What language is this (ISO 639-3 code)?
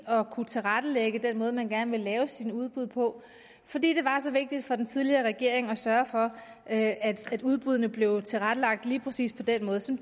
dan